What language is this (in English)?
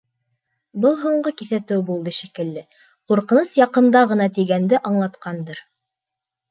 Bashkir